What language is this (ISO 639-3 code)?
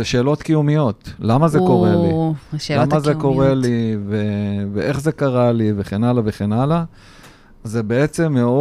heb